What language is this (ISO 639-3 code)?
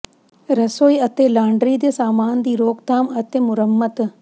pan